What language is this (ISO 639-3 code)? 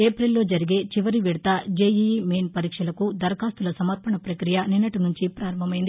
tel